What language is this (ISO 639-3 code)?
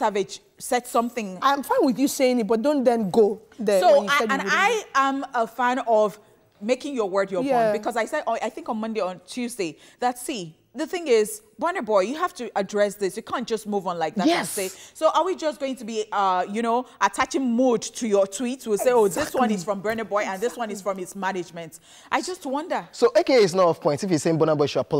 eng